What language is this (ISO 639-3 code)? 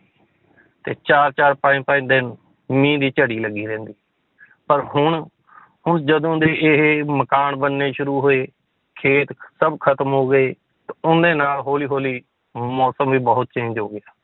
pan